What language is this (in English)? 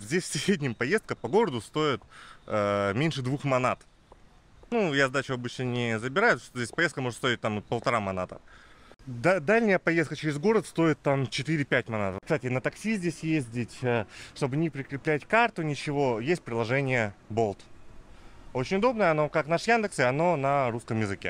Russian